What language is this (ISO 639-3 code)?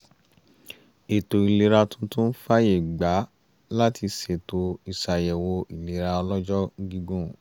yor